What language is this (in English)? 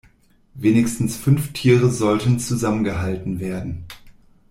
German